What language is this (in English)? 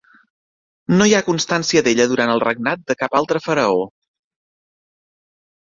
Catalan